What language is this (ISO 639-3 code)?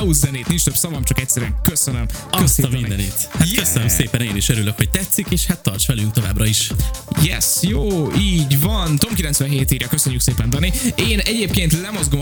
hun